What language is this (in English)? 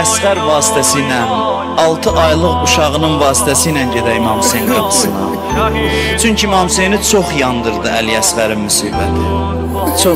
Arabic